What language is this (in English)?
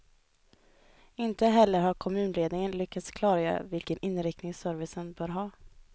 Swedish